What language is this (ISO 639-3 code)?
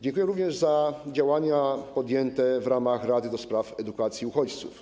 pol